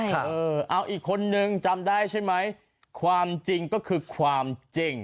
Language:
Thai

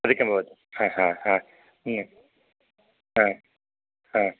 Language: Sanskrit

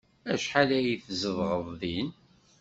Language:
Kabyle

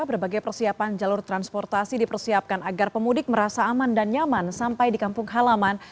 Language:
Indonesian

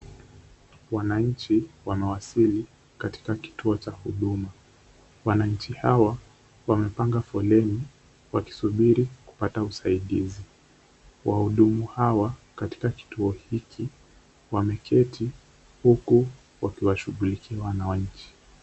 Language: Swahili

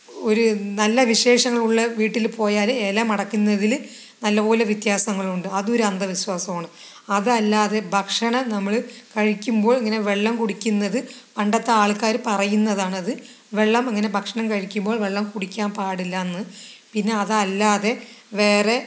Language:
Malayalam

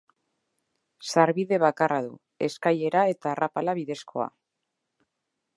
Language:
Basque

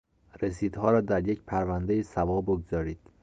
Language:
Persian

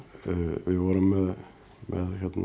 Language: Icelandic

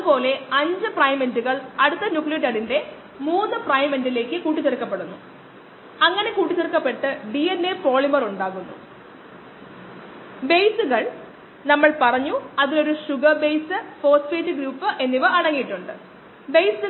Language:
Malayalam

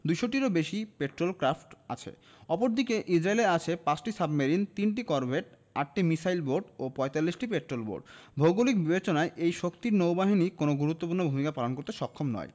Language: Bangla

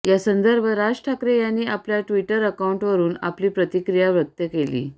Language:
Marathi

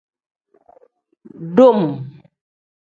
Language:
Tem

